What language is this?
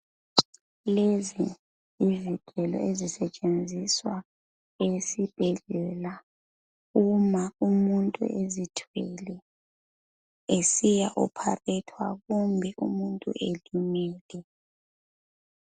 North Ndebele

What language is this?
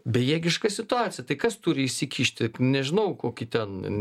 Lithuanian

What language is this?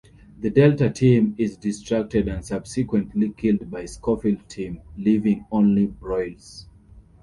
English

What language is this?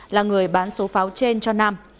Vietnamese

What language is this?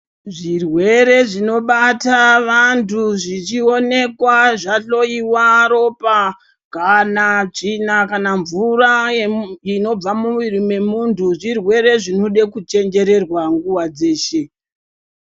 Ndau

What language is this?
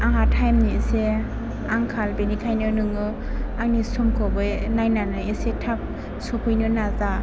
Bodo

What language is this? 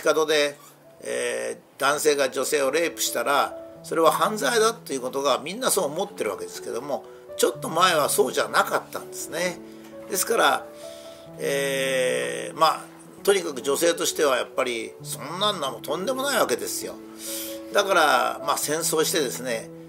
Japanese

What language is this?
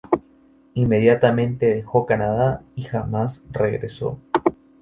Spanish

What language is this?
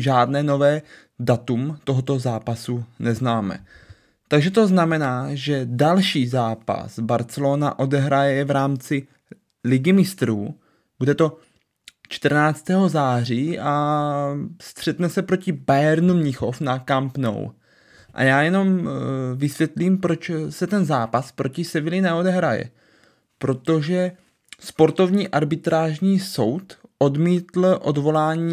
Czech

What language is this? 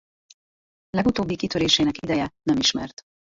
Hungarian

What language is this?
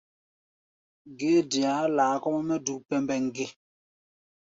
Gbaya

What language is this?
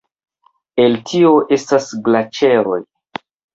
Esperanto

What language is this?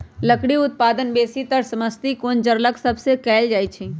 Magahi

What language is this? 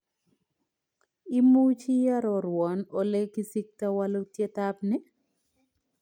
Kalenjin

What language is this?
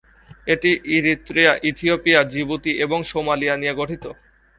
Bangla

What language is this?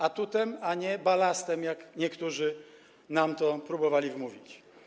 Polish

